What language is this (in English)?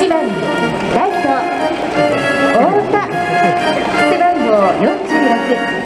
Japanese